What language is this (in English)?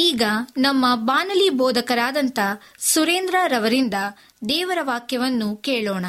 Kannada